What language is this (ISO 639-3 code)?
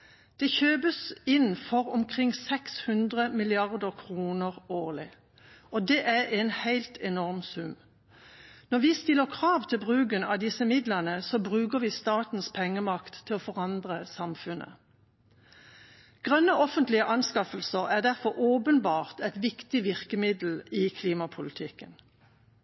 nno